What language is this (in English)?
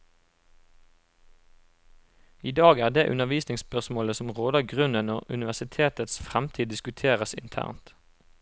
Norwegian